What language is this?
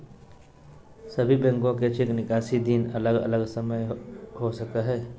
Magahi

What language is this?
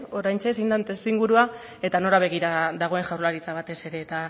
Basque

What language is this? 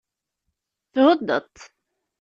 Kabyle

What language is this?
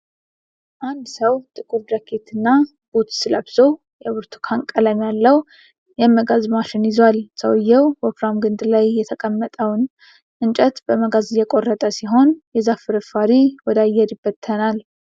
Amharic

